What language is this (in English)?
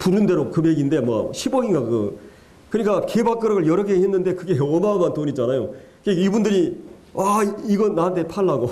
Korean